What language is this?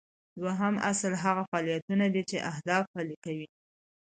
Pashto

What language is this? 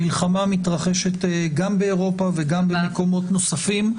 Hebrew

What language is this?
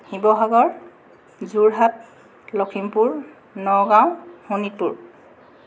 Assamese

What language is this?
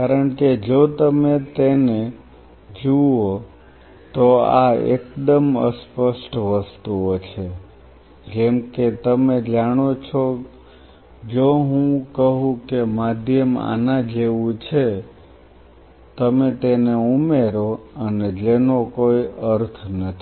Gujarati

